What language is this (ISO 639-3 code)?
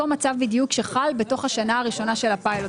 heb